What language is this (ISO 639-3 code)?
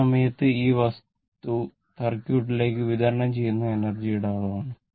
mal